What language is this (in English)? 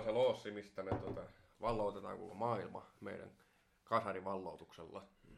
Finnish